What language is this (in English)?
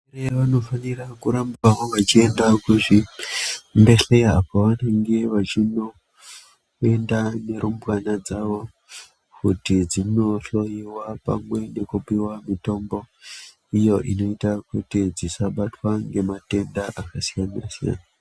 Ndau